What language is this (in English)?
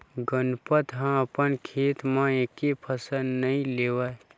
Chhattisgarhi